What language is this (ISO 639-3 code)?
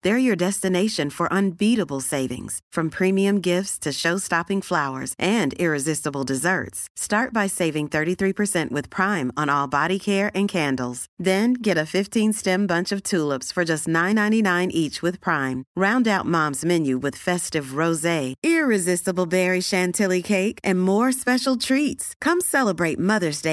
fas